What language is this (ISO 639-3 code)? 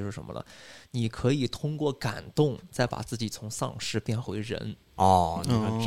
zho